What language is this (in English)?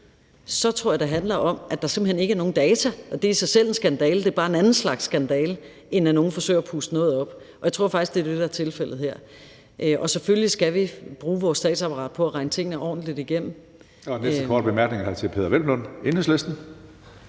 Danish